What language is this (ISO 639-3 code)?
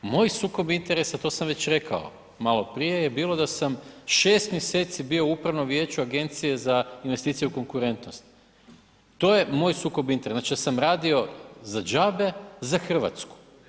hrv